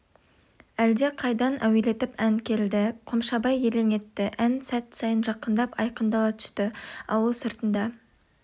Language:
Kazakh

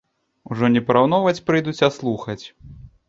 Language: Belarusian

